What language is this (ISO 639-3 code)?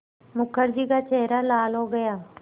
hin